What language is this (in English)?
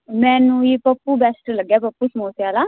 Punjabi